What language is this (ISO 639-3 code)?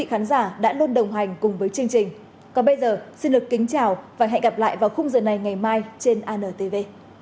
vie